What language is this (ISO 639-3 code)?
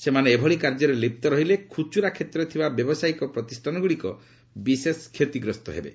ori